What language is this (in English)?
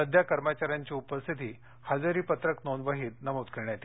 Marathi